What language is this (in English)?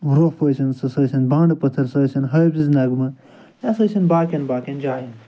Kashmiri